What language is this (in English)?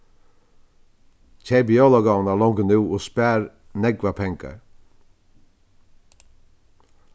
Faroese